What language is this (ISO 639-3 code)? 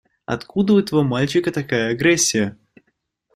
rus